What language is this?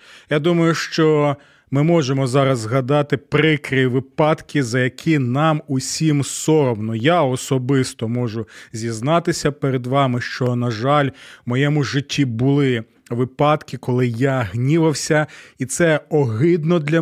Ukrainian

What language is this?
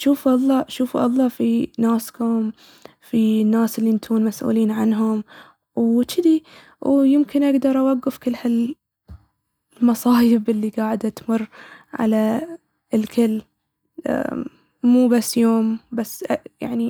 Baharna Arabic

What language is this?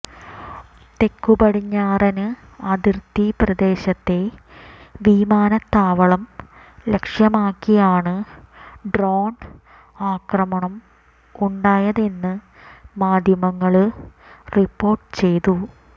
Malayalam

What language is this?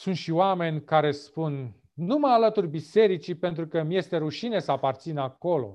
Romanian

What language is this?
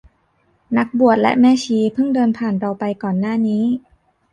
Thai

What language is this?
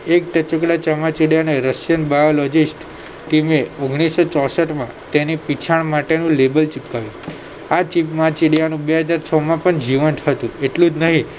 Gujarati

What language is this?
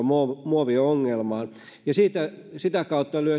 Finnish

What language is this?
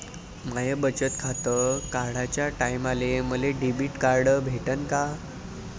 Marathi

